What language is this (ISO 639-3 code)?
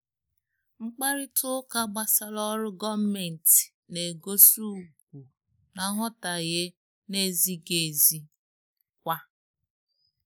ibo